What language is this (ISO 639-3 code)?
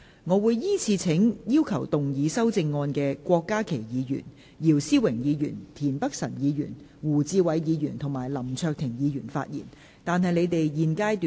yue